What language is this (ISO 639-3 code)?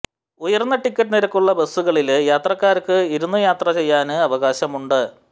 mal